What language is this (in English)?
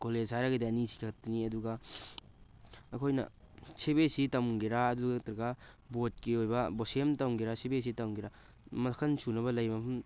Manipuri